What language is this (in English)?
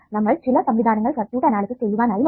Malayalam